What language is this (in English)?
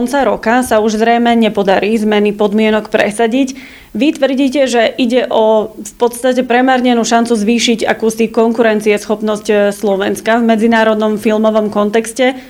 Slovak